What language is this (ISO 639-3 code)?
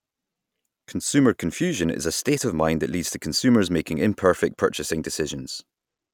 eng